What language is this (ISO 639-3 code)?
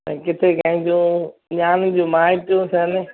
snd